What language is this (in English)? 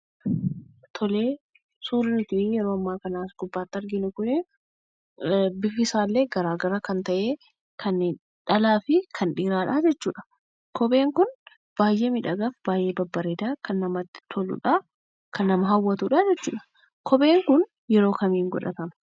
Oromo